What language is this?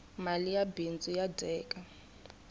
Tsonga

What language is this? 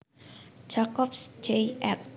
Javanese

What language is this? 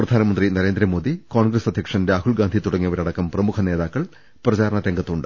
Malayalam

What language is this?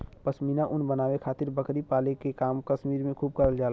Bhojpuri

